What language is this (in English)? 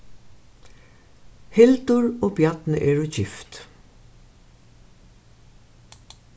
Faroese